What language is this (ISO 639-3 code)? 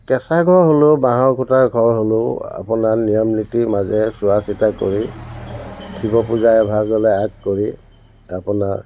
asm